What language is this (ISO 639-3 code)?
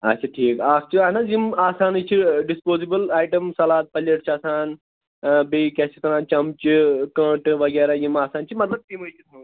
kas